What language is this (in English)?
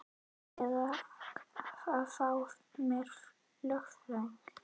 Icelandic